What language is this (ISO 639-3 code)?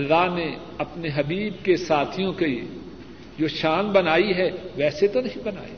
urd